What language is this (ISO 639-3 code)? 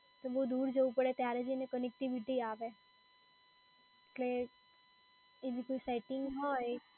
guj